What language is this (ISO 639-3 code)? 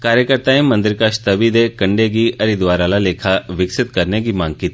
doi